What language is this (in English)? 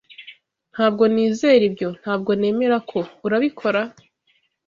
Kinyarwanda